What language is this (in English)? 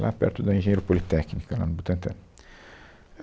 Portuguese